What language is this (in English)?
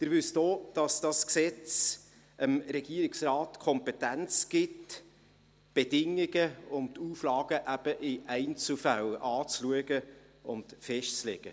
Swiss German